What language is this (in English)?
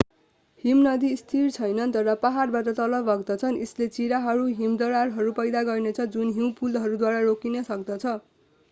Nepali